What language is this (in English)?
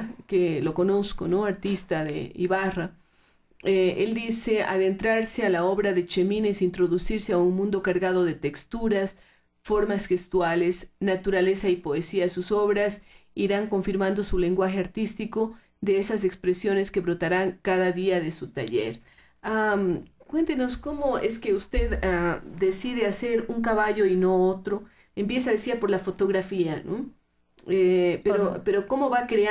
Spanish